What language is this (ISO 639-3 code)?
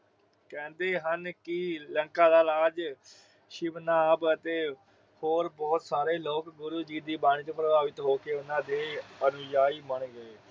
pan